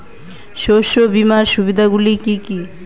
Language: Bangla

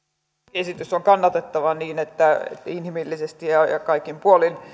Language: Finnish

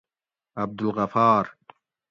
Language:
Gawri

